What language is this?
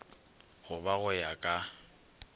Northern Sotho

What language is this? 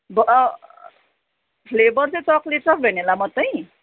Nepali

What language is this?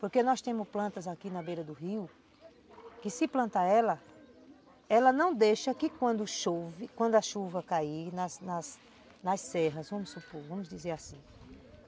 Portuguese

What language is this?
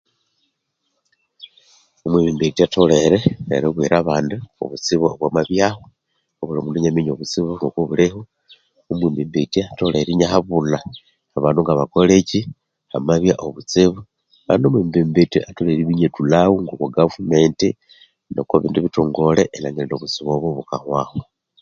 Konzo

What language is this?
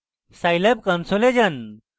Bangla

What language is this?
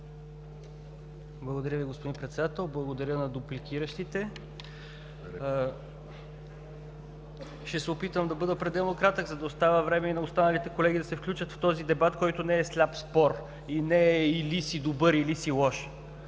Bulgarian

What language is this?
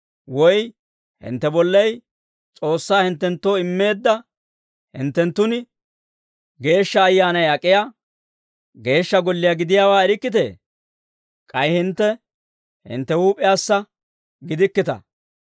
Dawro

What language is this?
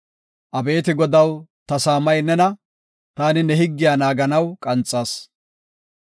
Gofa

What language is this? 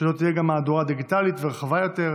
Hebrew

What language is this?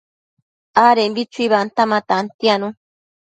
Matsés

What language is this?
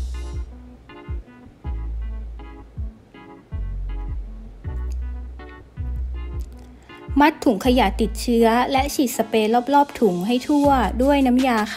Thai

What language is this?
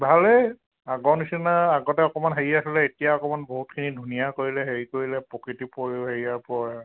Assamese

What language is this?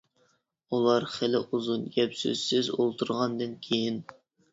Uyghur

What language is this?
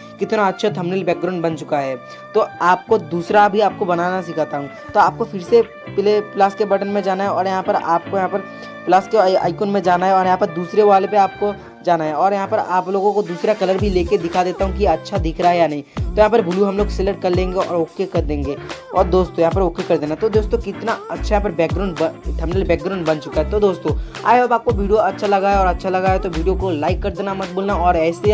Hindi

